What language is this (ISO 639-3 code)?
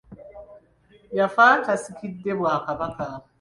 lug